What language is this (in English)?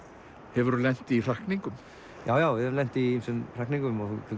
Icelandic